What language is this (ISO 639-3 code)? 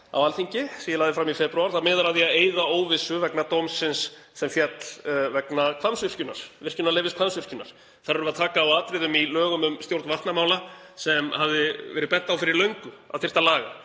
isl